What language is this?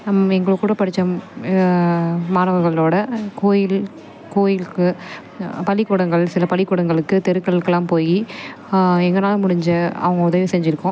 Tamil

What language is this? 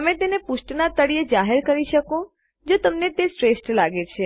Gujarati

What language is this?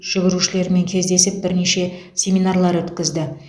Kazakh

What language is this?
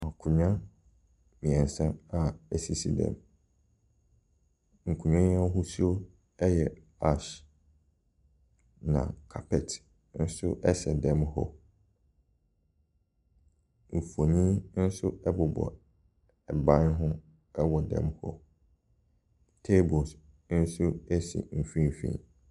Akan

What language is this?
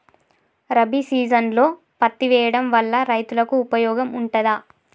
Telugu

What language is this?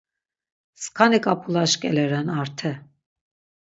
Laz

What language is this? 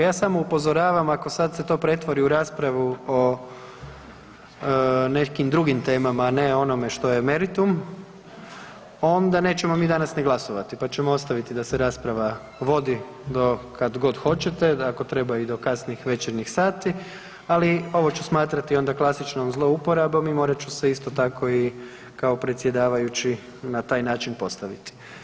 Croatian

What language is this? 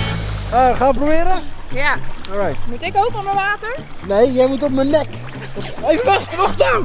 Dutch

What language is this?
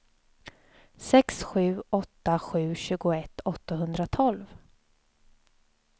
Swedish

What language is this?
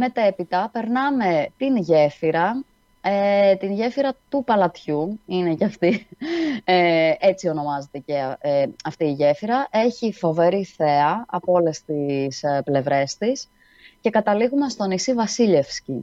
Greek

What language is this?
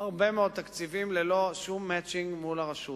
Hebrew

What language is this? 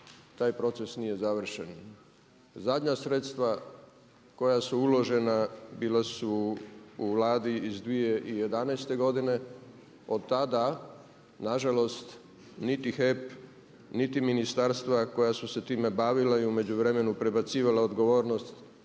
Croatian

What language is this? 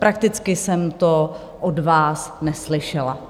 Czech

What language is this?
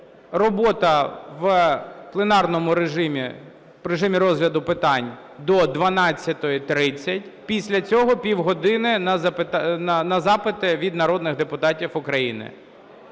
Ukrainian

